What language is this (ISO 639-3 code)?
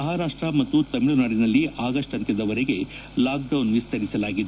kan